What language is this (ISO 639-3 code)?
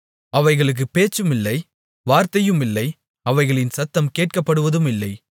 tam